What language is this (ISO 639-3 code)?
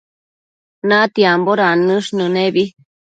mcf